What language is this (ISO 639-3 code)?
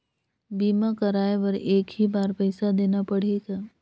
hne